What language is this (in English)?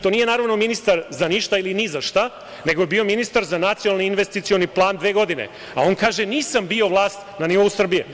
Serbian